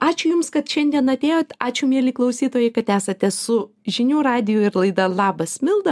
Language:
Lithuanian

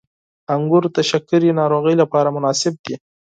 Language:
Pashto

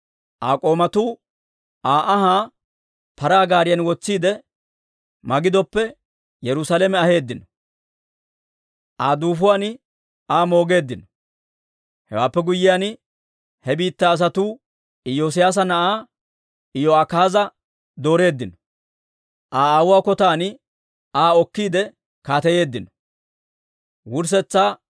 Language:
Dawro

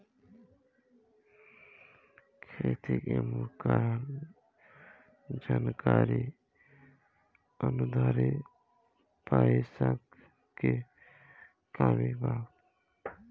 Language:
Bhojpuri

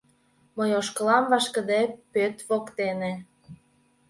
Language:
Mari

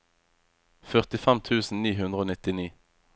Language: Norwegian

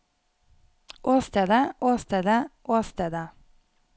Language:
Norwegian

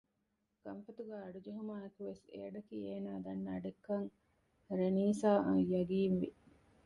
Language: Divehi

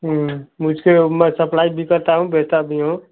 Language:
Hindi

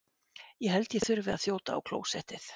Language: Icelandic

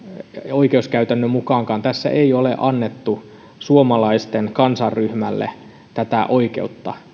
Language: Finnish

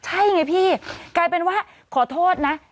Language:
Thai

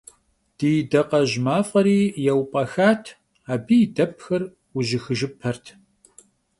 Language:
Kabardian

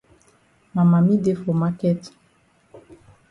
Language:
Cameroon Pidgin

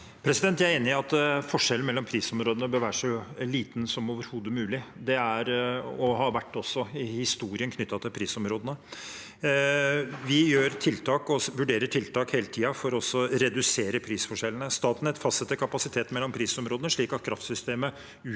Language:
Norwegian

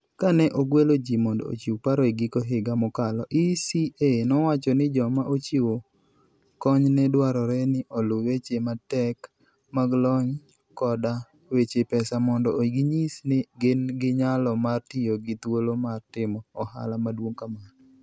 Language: Luo (Kenya and Tanzania)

